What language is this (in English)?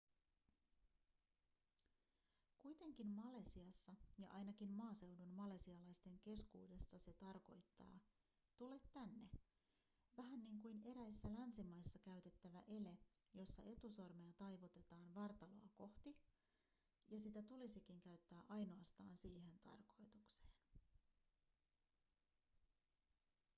Finnish